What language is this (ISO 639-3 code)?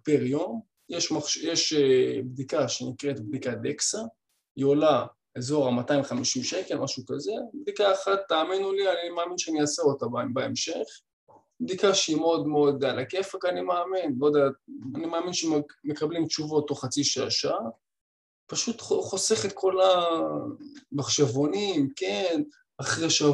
heb